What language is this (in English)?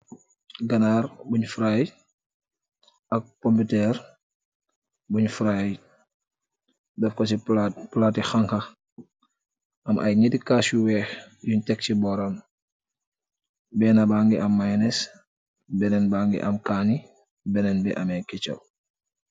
Wolof